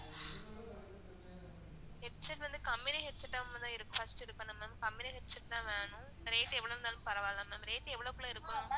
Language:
Tamil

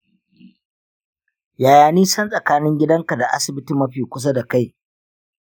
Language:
Hausa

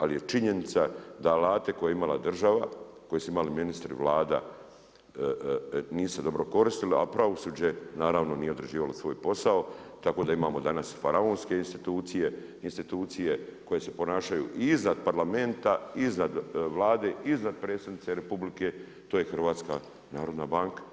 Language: Croatian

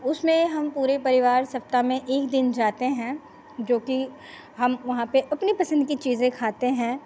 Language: Hindi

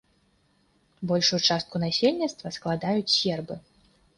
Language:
Belarusian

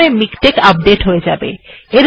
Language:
Bangla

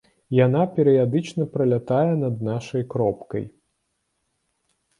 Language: Belarusian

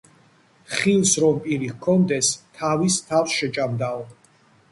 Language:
Georgian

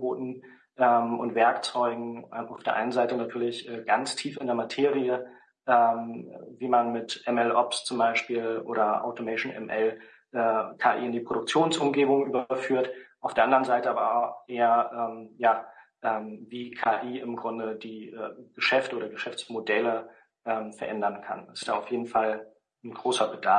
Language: German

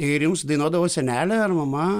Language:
Lithuanian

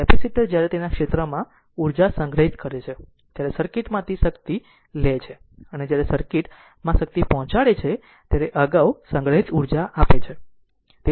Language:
Gujarati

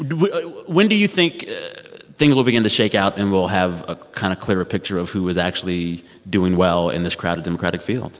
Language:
English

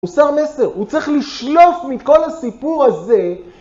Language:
Hebrew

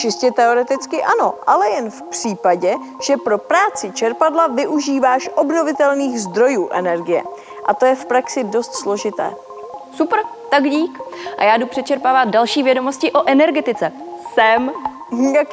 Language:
Czech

